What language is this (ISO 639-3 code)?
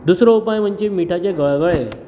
kok